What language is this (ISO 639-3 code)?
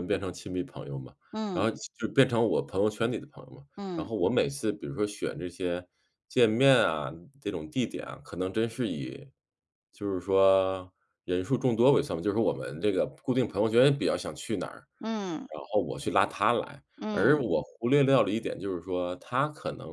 zho